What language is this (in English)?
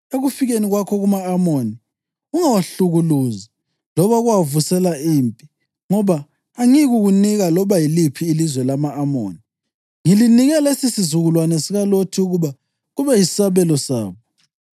North Ndebele